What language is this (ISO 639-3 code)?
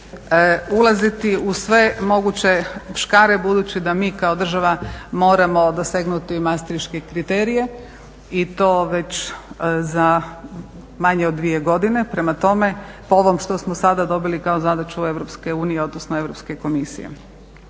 hrv